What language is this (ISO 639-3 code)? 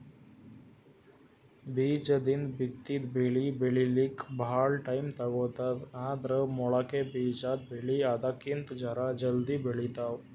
kan